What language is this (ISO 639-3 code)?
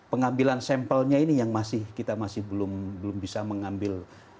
ind